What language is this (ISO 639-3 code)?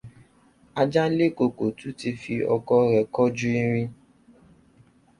yor